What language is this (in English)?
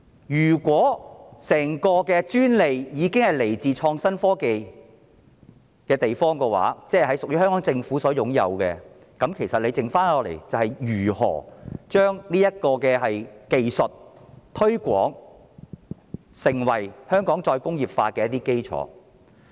Cantonese